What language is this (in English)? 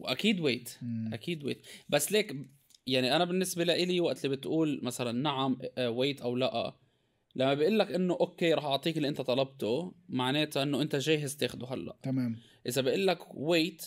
Arabic